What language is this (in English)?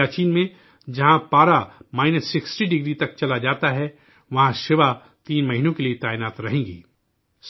Urdu